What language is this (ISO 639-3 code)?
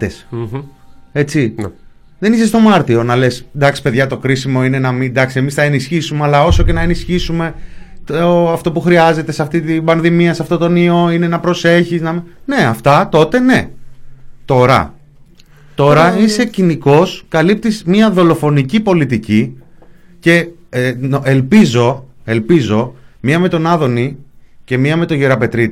ell